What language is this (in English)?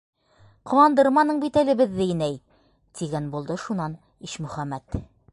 Bashkir